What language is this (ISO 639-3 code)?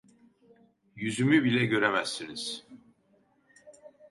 tur